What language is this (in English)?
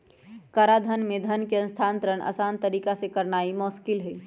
Magahi